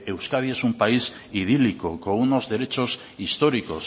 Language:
Spanish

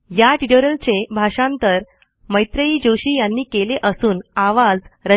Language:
Marathi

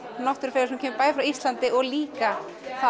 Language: Icelandic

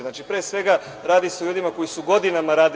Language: Serbian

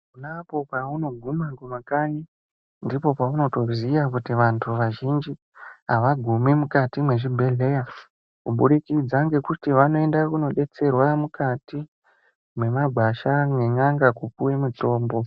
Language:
Ndau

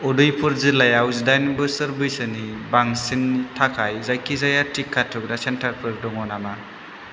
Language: Bodo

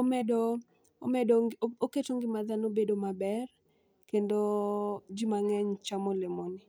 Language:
Luo (Kenya and Tanzania)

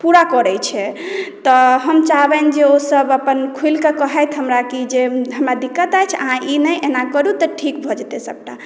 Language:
Maithili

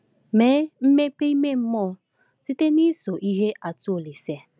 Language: Igbo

